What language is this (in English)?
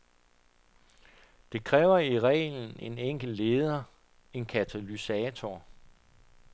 Danish